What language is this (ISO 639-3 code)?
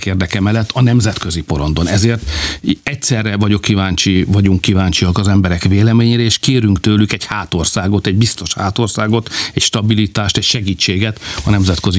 hun